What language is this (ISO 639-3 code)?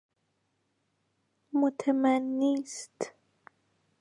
fas